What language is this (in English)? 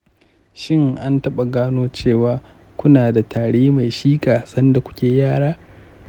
Hausa